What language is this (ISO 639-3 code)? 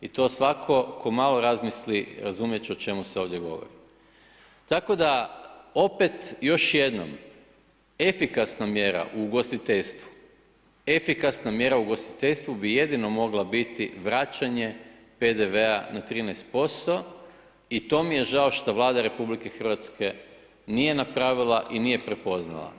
hrv